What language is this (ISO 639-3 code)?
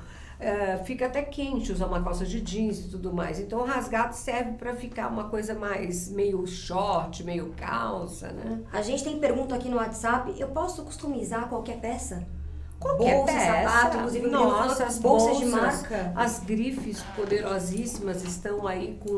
por